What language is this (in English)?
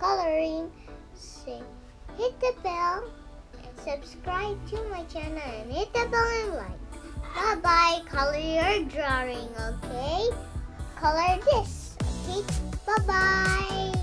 English